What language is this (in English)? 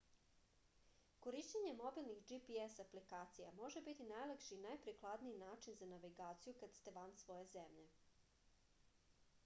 Serbian